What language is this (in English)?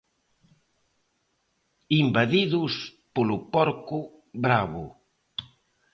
Galician